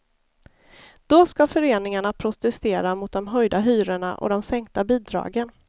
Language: Swedish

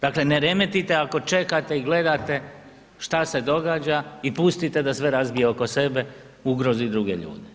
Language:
Croatian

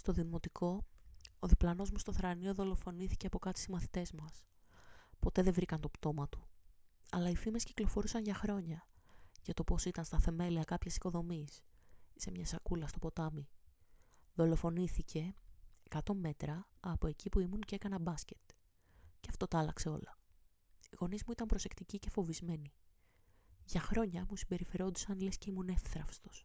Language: Greek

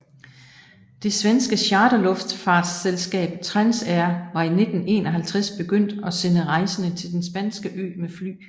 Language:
Danish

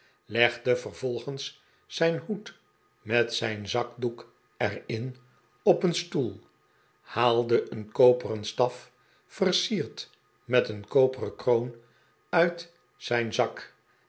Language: Dutch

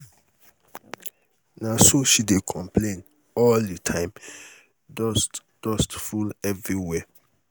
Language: Nigerian Pidgin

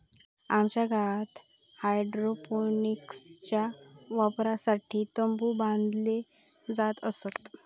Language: Marathi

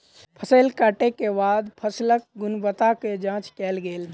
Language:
Maithili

